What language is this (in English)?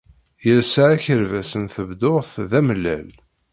Kabyle